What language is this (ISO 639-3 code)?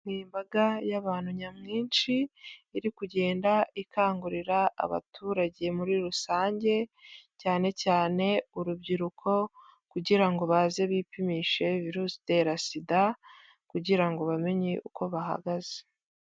kin